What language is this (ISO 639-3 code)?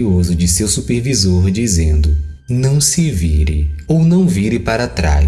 por